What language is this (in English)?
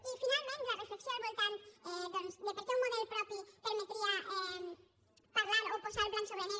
Catalan